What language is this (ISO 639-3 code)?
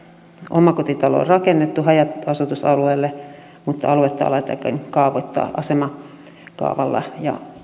fin